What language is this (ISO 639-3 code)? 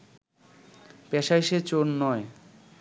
ben